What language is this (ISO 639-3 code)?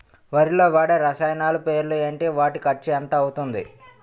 tel